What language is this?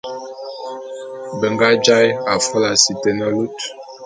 Bulu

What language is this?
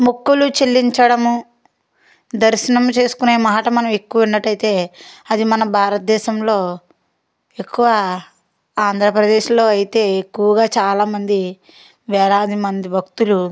Telugu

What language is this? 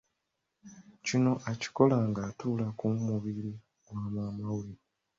Ganda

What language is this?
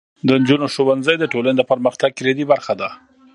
Pashto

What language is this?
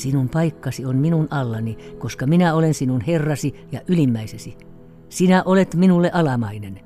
Finnish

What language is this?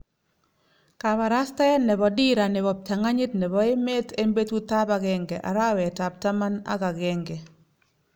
Kalenjin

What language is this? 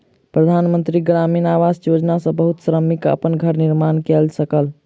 Maithili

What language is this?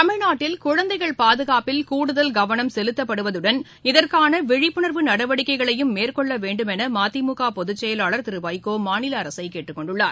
Tamil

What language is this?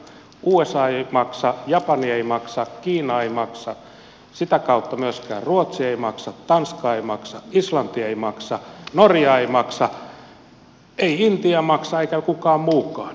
Finnish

